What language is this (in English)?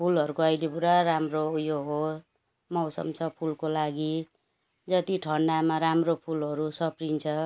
Nepali